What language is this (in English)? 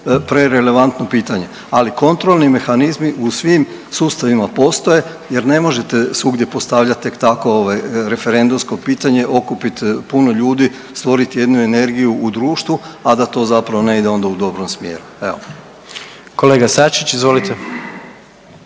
Croatian